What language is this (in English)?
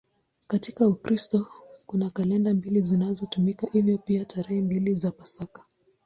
Swahili